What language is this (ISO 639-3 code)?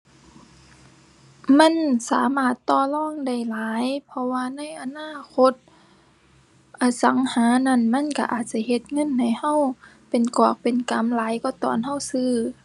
tha